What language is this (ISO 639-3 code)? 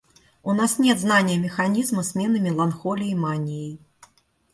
rus